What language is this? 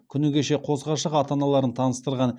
Kazakh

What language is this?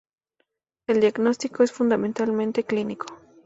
Spanish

